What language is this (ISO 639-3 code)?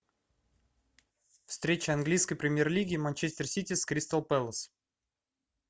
rus